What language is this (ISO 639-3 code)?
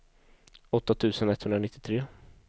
swe